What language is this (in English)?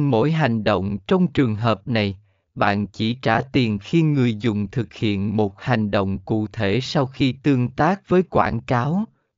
Vietnamese